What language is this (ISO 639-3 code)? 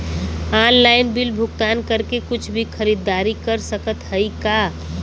bho